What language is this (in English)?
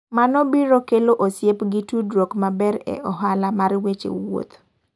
Luo (Kenya and Tanzania)